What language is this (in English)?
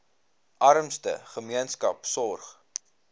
Afrikaans